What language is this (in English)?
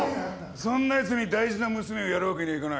Japanese